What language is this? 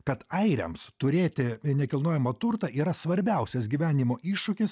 Lithuanian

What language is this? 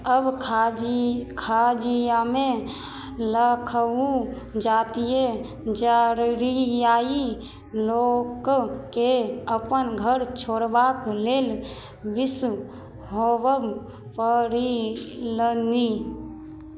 Maithili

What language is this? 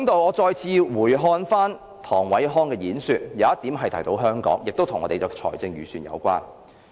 Cantonese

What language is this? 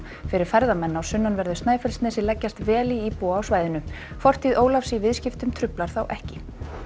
Icelandic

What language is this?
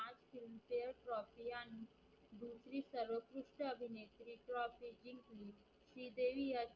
Marathi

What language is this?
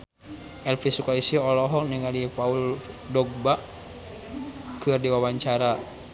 Sundanese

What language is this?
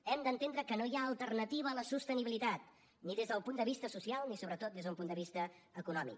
Catalan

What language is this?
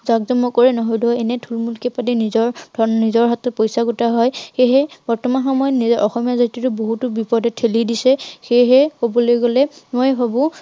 Assamese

